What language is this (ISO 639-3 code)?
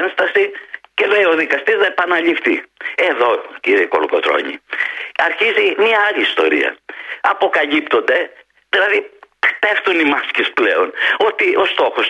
ell